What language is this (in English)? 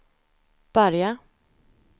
Swedish